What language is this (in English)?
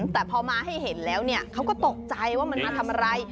Thai